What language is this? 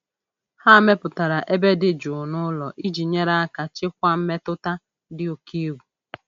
Igbo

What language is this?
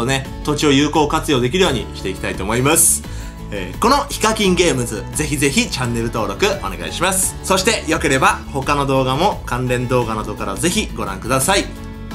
Japanese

